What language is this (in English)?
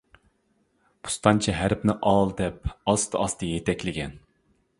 Uyghur